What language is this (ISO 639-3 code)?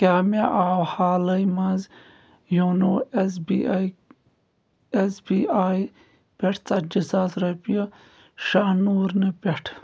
kas